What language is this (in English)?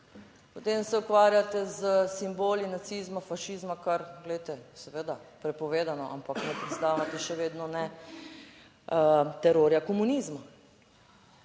Slovenian